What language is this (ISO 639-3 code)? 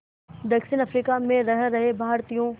hin